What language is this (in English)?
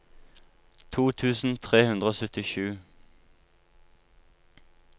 Norwegian